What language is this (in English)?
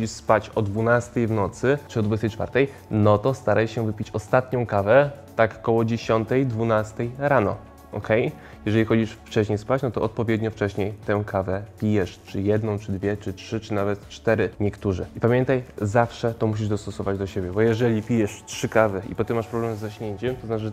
Polish